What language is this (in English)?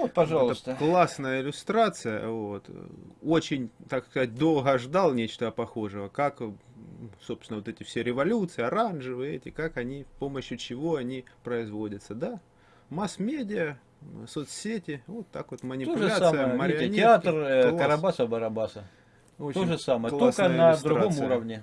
Russian